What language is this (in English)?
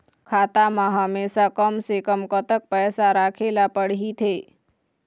Chhattisgarhi